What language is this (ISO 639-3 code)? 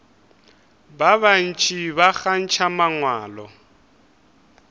nso